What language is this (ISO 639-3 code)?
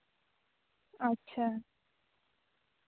sat